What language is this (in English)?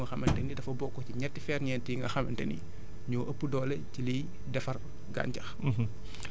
Wolof